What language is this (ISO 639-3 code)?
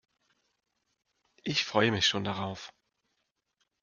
deu